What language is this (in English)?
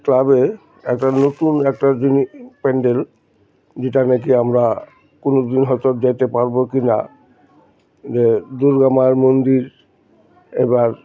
Bangla